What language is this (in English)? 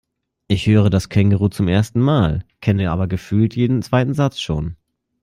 German